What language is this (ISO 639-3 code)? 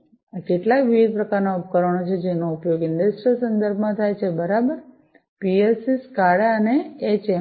guj